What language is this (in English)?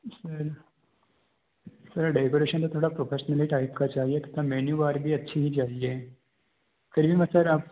Hindi